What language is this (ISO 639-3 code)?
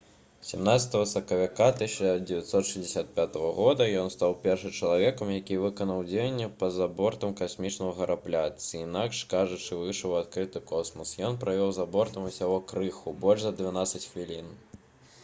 bel